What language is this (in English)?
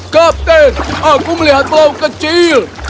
Indonesian